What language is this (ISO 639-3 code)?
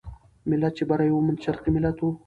pus